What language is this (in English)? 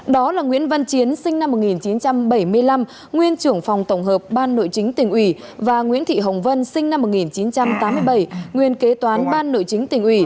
Vietnamese